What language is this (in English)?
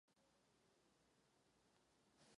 Czech